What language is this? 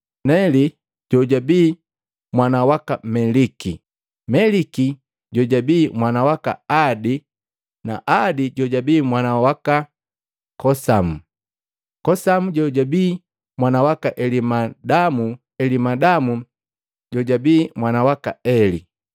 Matengo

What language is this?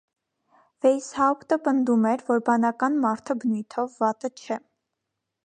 Armenian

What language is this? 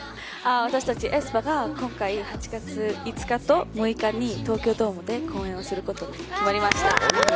Japanese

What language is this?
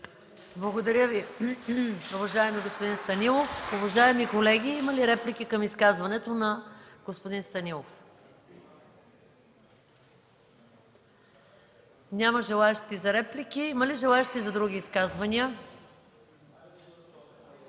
Bulgarian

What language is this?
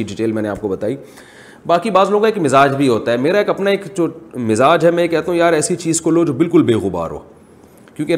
Urdu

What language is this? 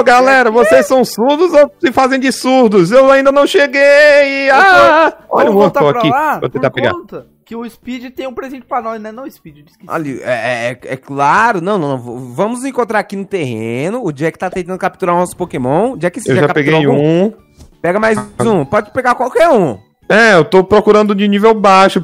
Portuguese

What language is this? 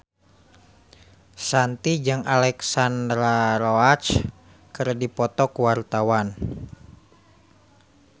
Sundanese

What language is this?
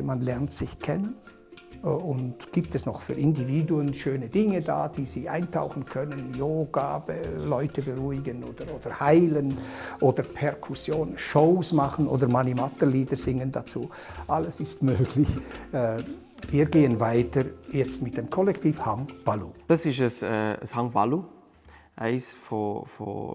German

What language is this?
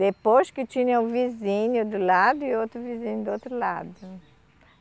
Portuguese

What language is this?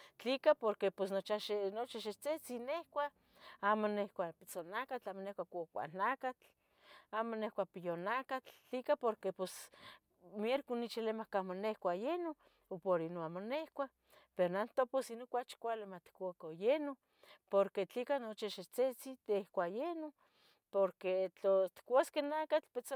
Tetelcingo Nahuatl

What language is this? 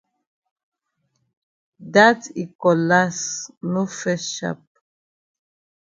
Cameroon Pidgin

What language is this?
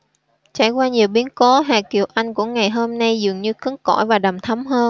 Vietnamese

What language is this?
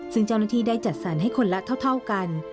Thai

